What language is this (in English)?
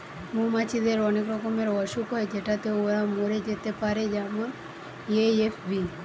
Bangla